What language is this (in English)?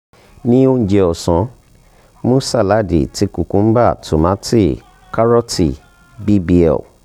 Yoruba